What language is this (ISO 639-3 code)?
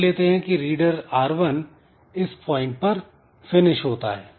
hin